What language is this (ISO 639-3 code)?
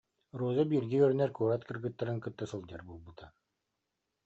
sah